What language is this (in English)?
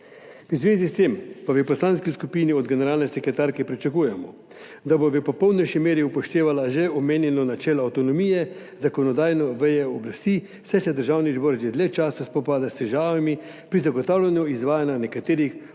Slovenian